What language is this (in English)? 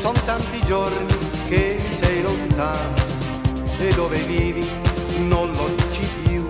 Italian